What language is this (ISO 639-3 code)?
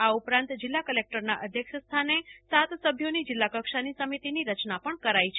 guj